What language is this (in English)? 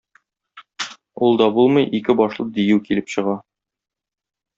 Tatar